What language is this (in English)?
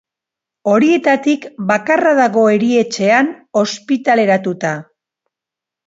Basque